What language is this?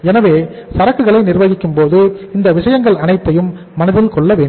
Tamil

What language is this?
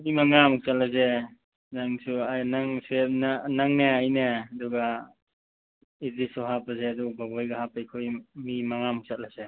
Manipuri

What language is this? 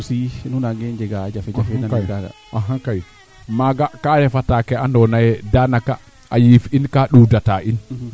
Serer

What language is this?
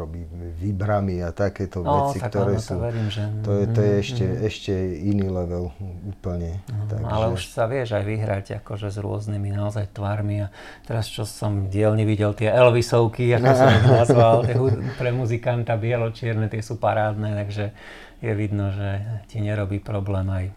Slovak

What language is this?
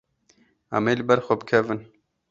Kurdish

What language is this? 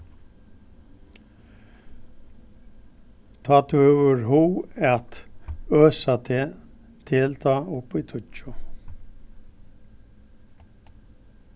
Faroese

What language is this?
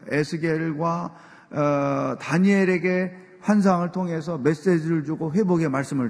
Korean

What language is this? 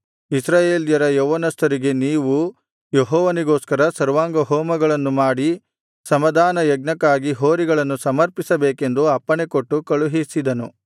Kannada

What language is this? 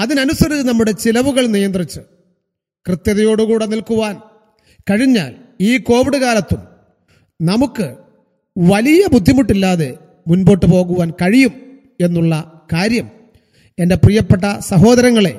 Malayalam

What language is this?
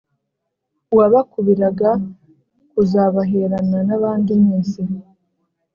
Kinyarwanda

